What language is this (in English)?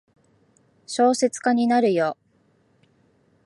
Japanese